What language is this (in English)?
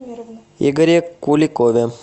Russian